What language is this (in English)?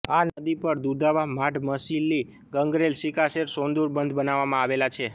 Gujarati